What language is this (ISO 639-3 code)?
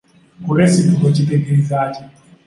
lug